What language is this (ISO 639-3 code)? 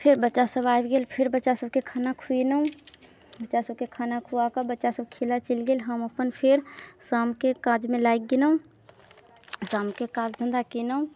mai